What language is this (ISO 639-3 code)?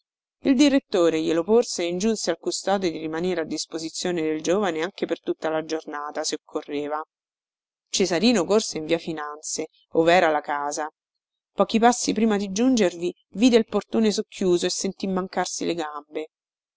ita